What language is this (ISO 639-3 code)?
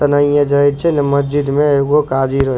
mai